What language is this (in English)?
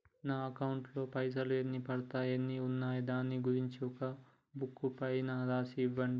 Telugu